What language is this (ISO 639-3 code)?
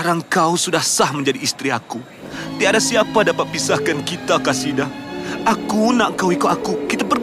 msa